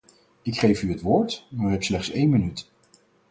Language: Dutch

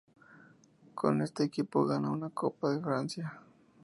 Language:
Spanish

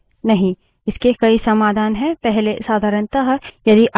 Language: Hindi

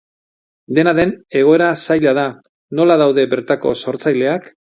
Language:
Basque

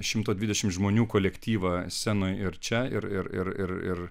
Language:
Lithuanian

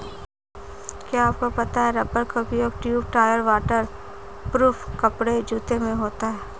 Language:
Hindi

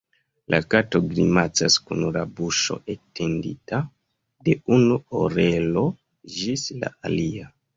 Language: Esperanto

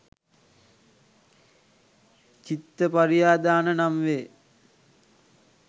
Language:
Sinhala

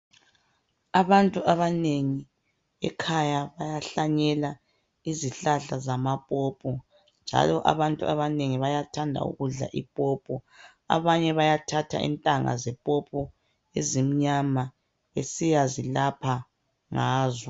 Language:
North Ndebele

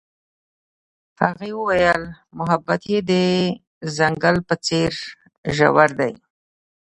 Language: Pashto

